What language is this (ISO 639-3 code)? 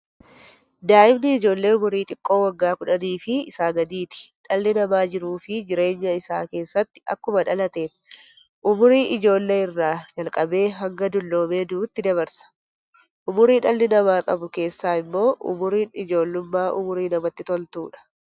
orm